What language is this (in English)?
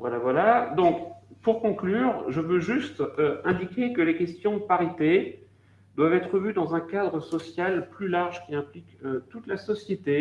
French